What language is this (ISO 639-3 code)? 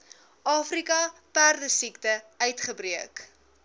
afr